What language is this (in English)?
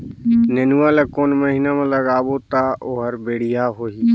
Chhattisgarhi